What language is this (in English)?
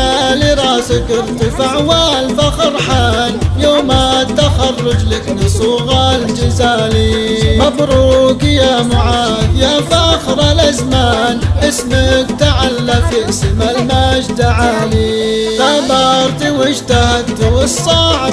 Arabic